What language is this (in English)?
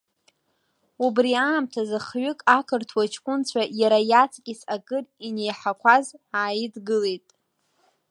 Abkhazian